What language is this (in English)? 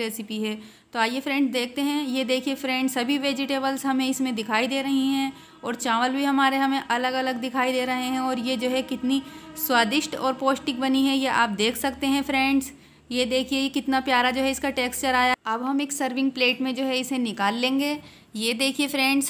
Hindi